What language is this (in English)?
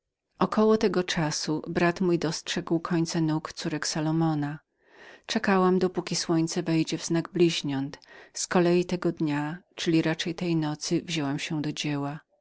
Polish